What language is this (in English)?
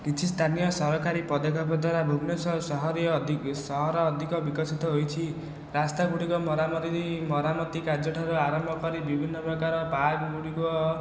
Odia